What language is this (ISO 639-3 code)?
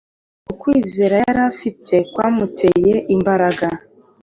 kin